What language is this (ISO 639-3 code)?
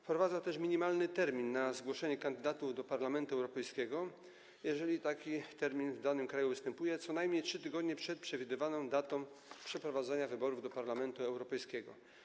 pol